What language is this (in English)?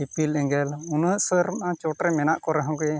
Santali